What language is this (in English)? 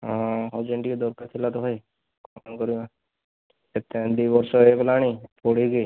Odia